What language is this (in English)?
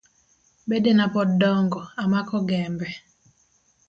Luo (Kenya and Tanzania)